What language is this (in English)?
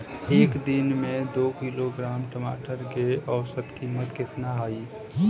Bhojpuri